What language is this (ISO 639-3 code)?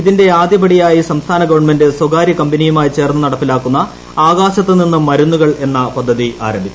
mal